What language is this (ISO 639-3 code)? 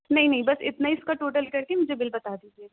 urd